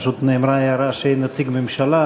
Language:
Hebrew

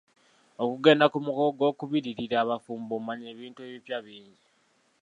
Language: Ganda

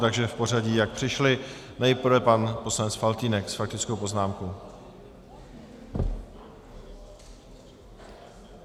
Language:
Czech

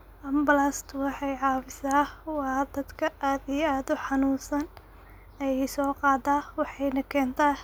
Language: Somali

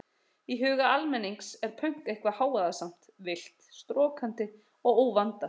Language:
Icelandic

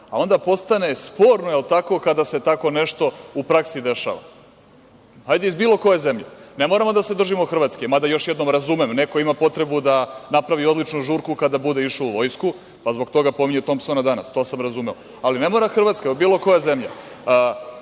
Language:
Serbian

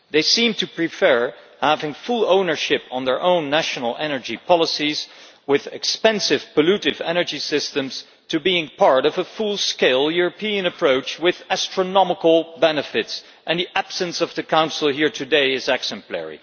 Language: English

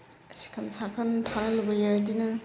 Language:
Bodo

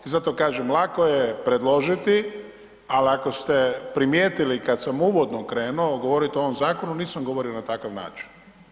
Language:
Croatian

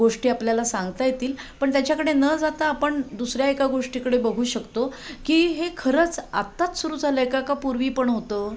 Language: Marathi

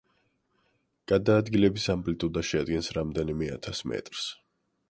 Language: Georgian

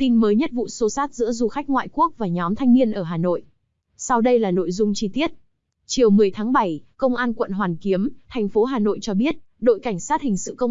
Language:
Vietnamese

